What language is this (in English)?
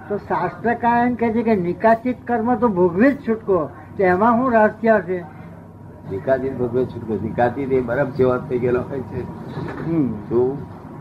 Gujarati